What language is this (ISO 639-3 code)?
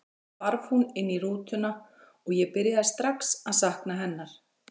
isl